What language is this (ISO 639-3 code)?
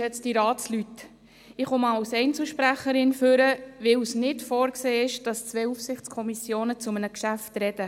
gsw